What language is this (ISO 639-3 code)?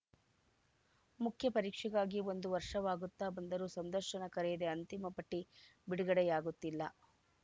kan